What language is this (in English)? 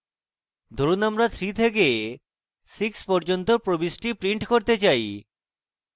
Bangla